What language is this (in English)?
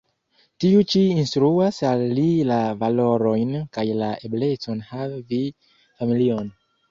Esperanto